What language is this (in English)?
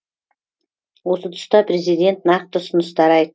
Kazakh